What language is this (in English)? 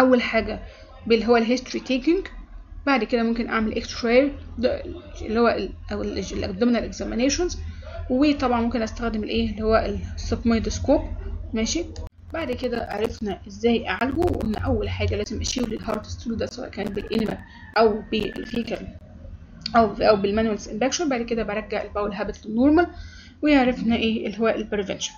Arabic